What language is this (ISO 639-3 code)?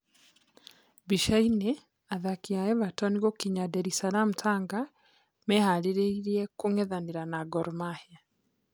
kik